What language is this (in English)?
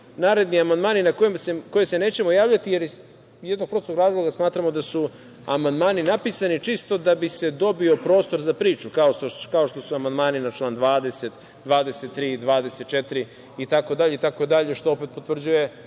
Serbian